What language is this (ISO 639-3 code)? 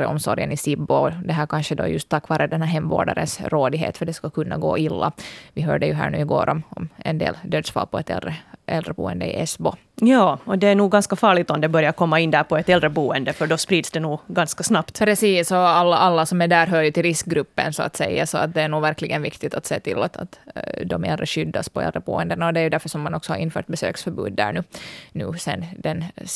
swe